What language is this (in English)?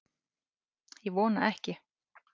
Icelandic